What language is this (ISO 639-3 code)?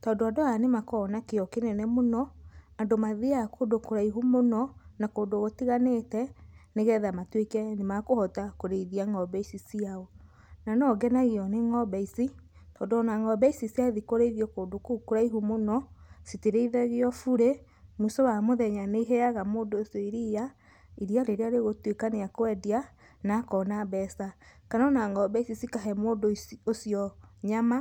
kik